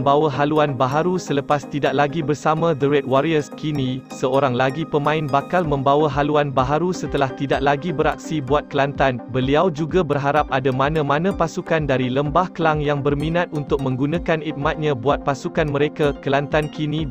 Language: Malay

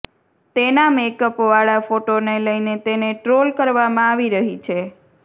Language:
Gujarati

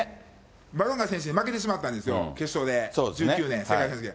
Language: Japanese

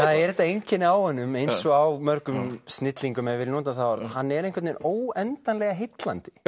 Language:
Icelandic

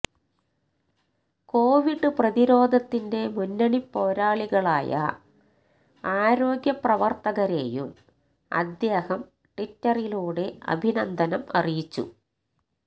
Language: Malayalam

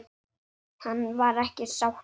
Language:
Icelandic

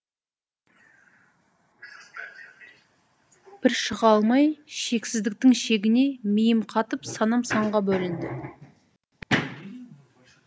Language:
Kazakh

